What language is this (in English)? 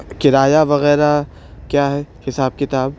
Urdu